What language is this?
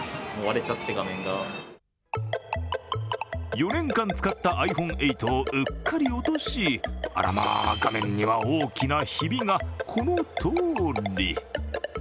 Japanese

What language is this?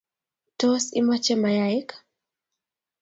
Kalenjin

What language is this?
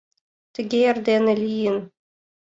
Mari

